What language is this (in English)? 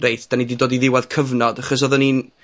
Welsh